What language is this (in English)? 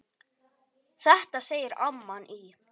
Icelandic